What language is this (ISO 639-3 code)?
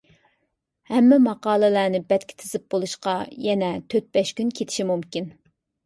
uig